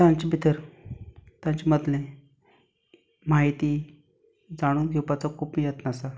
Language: Konkani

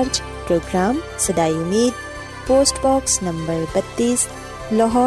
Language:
Urdu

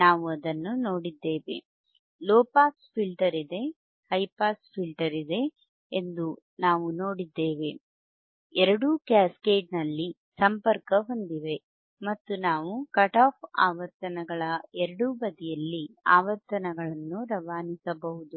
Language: Kannada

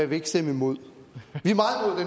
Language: Danish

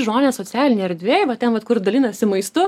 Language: Lithuanian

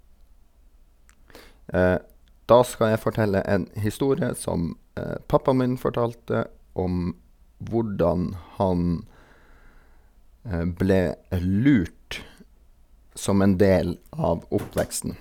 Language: Norwegian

